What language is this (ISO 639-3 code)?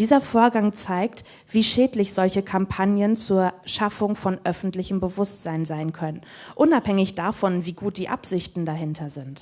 deu